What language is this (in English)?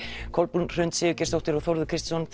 Icelandic